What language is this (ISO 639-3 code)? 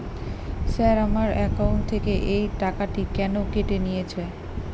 ben